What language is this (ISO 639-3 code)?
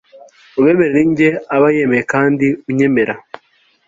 kin